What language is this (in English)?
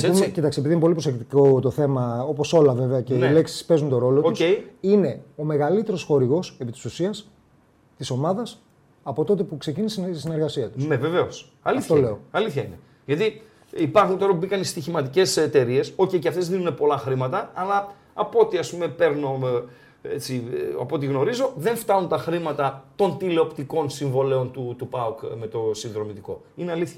Greek